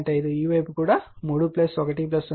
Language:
Telugu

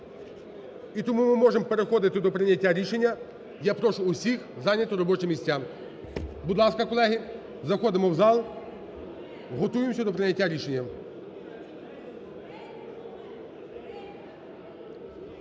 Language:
Ukrainian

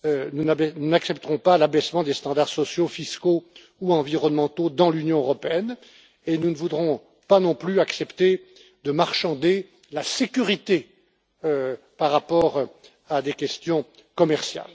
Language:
French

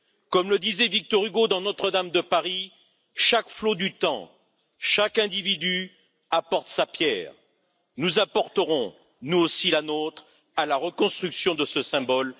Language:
French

